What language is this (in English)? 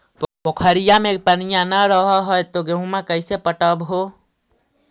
Magahi